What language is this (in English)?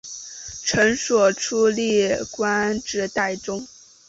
Chinese